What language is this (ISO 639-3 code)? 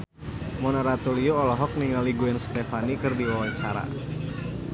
sun